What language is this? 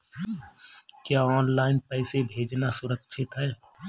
Hindi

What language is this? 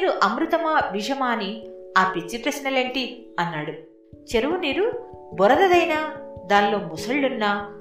Telugu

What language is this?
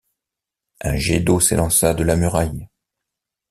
French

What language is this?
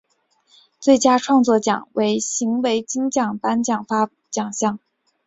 Chinese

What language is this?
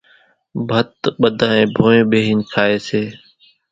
Kachi Koli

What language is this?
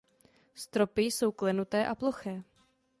Czech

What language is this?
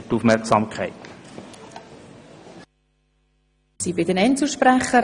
Swiss German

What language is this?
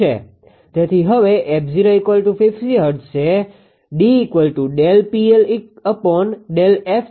Gujarati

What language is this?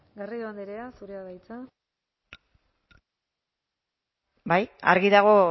Basque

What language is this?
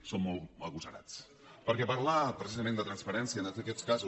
Catalan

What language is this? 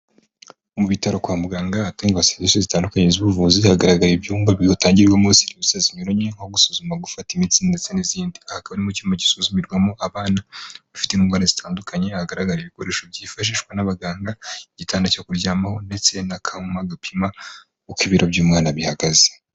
Kinyarwanda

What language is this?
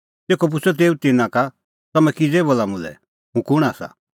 Kullu Pahari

